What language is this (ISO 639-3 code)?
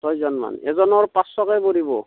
asm